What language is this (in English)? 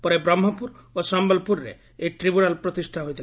Odia